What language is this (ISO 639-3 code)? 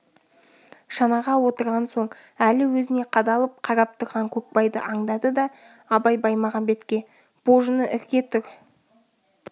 kaz